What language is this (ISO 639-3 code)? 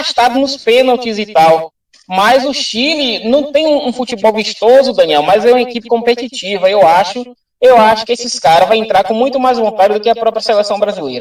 por